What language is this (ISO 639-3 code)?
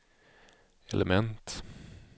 swe